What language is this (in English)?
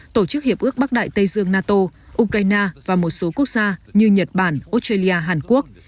Vietnamese